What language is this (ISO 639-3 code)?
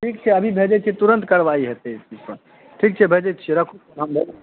mai